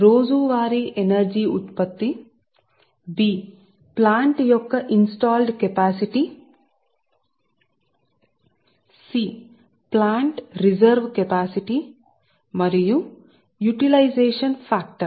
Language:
Telugu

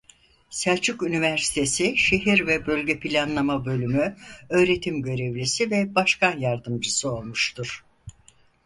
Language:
Turkish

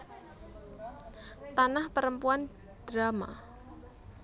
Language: Javanese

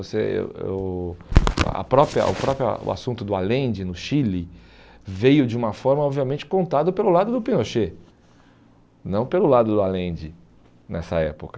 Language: Portuguese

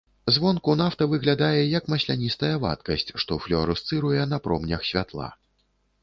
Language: Belarusian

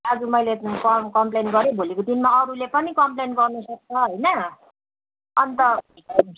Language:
Nepali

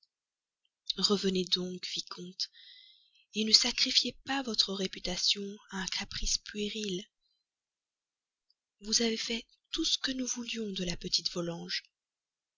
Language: French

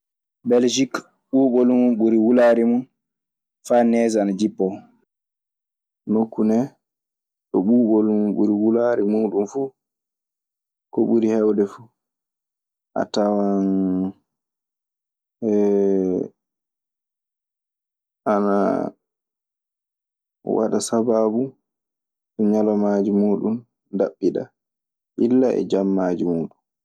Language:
Maasina Fulfulde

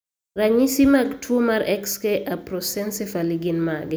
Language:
Luo (Kenya and Tanzania)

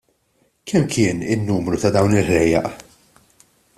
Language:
Maltese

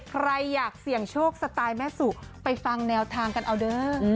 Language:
Thai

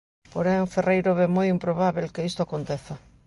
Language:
Galician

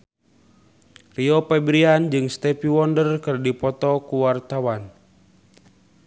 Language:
Sundanese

